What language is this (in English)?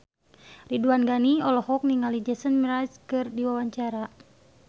Sundanese